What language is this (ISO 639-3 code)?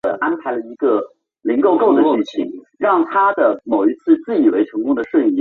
zho